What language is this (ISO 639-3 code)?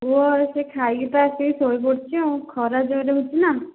ori